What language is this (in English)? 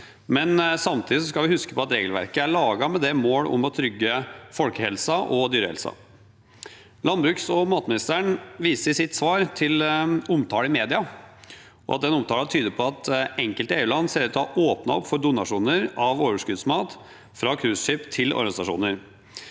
Norwegian